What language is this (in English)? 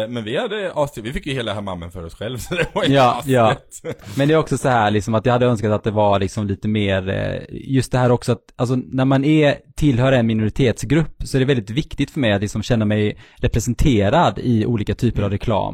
Swedish